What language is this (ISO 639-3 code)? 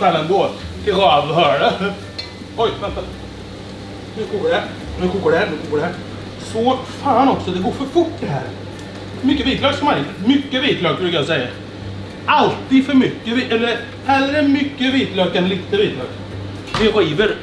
swe